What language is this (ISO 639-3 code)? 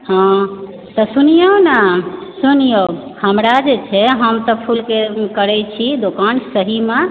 mai